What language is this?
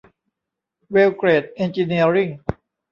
Thai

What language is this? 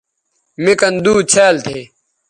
Bateri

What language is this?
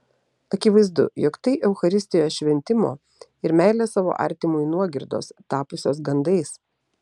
Lithuanian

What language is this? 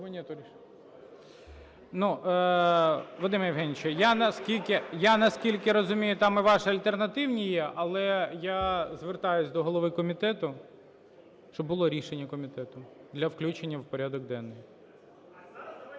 Ukrainian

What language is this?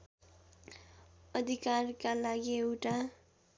Nepali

